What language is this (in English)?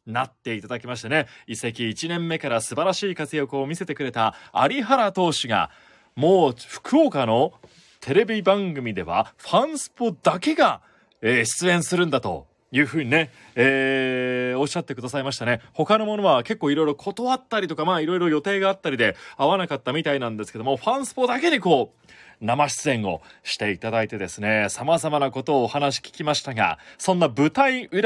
Japanese